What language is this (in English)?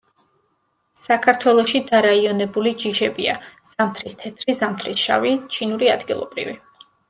Georgian